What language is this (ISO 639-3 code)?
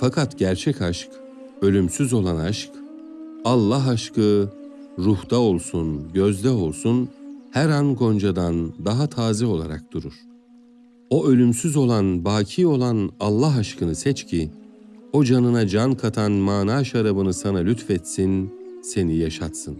tur